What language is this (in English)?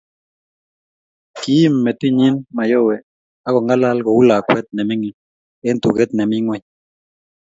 Kalenjin